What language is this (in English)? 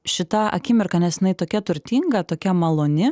Lithuanian